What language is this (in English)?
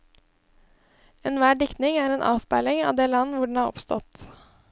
Norwegian